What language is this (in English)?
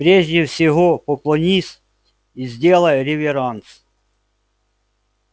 Russian